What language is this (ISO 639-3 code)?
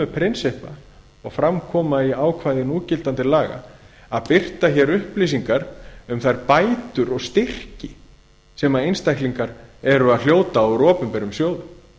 isl